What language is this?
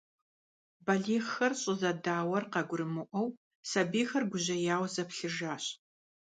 Kabardian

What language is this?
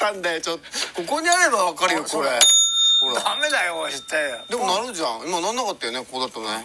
Japanese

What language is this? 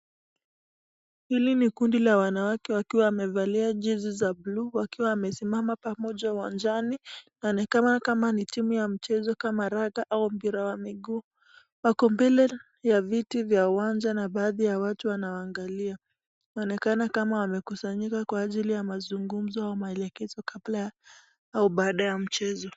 Swahili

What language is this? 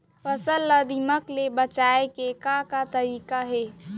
Chhattisgarhi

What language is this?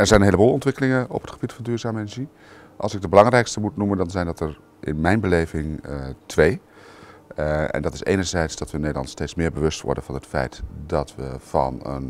Dutch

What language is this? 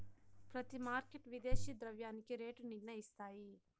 Telugu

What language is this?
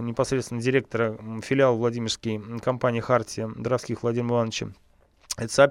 Russian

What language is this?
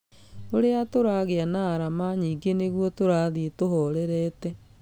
Kikuyu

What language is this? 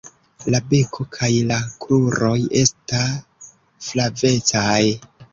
Esperanto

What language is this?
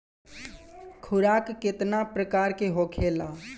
Bhojpuri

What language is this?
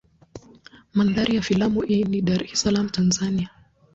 Swahili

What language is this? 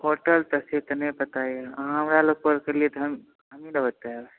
Maithili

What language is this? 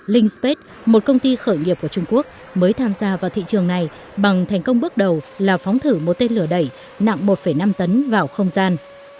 Vietnamese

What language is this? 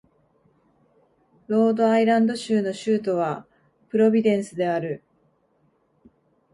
Japanese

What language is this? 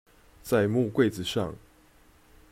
Chinese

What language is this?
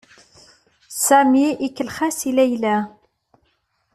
Kabyle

